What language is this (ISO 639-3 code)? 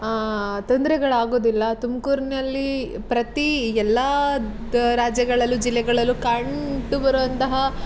kan